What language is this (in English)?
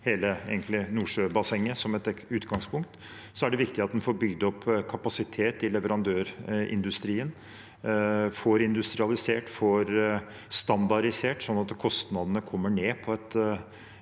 Norwegian